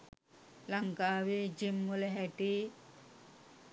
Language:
Sinhala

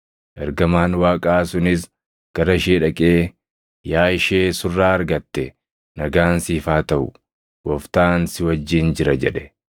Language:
Oromo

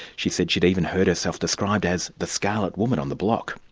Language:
English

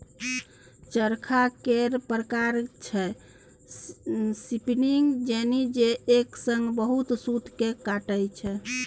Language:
Maithili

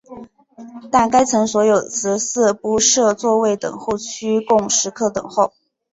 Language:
Chinese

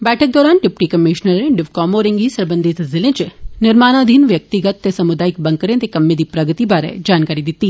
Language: Dogri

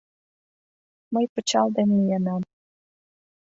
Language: Mari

